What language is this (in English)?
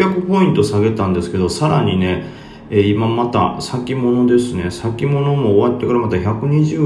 Japanese